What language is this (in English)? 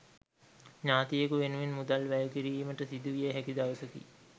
Sinhala